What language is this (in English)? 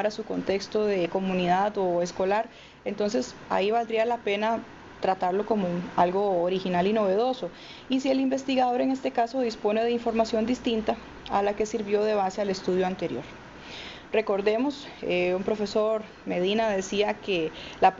Spanish